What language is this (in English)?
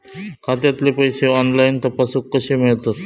Marathi